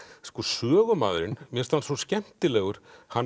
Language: Icelandic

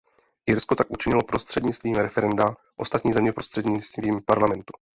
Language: Czech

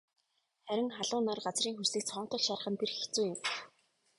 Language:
Mongolian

